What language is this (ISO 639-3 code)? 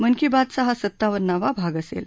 mar